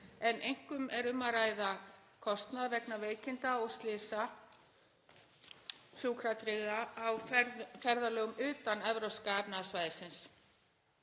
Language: Icelandic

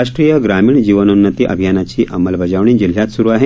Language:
Marathi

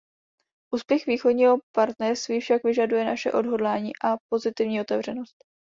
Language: Czech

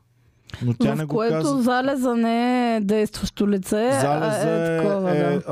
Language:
Bulgarian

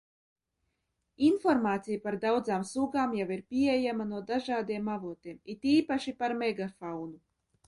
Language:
Latvian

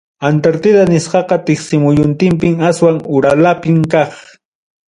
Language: Ayacucho Quechua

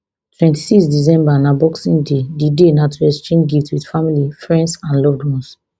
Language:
Nigerian Pidgin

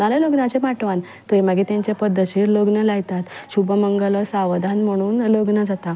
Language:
Konkani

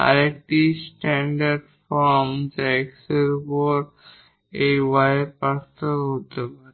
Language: Bangla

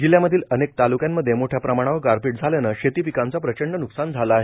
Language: Marathi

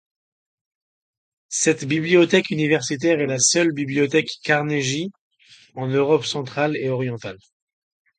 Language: French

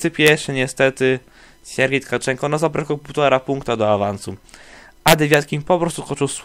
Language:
Polish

